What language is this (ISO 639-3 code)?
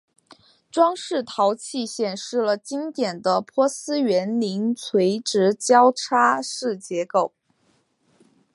zho